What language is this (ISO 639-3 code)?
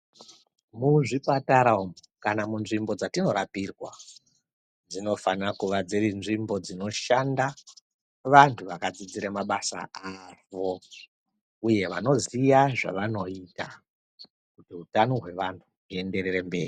ndc